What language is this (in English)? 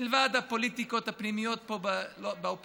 Hebrew